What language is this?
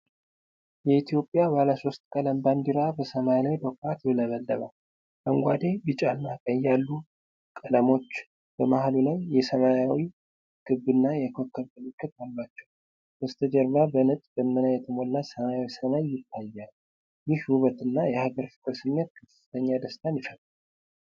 Amharic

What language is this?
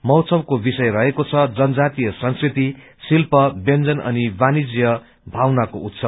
Nepali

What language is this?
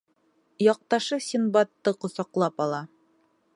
Bashkir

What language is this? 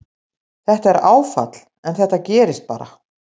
Icelandic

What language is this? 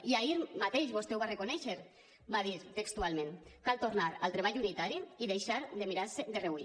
Catalan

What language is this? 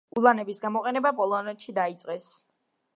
Georgian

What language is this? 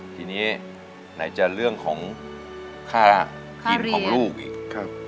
Thai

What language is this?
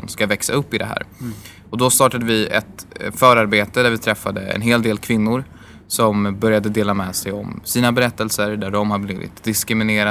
Swedish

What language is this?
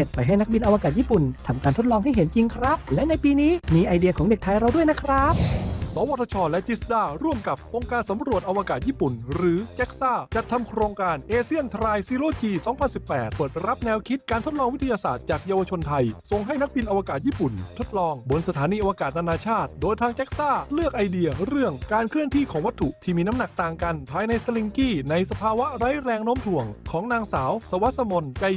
Thai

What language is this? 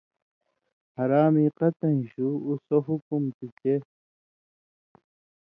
Indus Kohistani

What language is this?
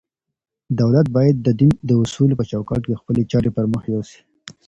Pashto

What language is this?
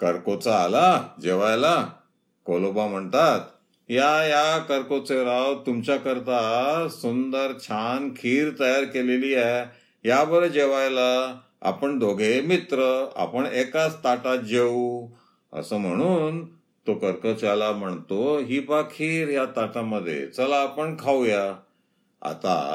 Marathi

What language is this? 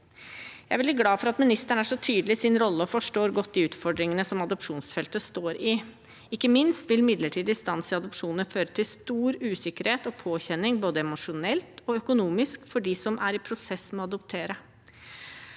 Norwegian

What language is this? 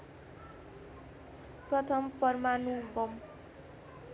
Nepali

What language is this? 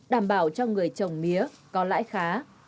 Vietnamese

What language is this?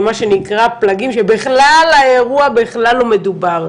Hebrew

